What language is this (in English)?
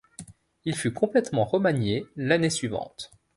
French